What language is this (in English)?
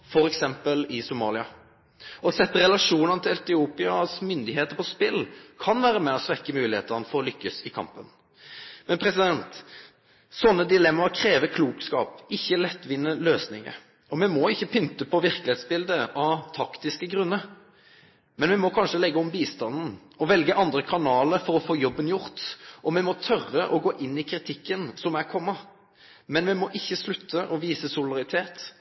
Norwegian Nynorsk